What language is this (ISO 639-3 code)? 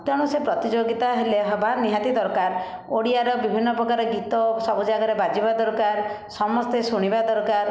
ori